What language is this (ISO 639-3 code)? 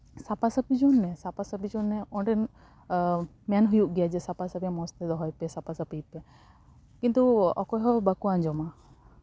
sat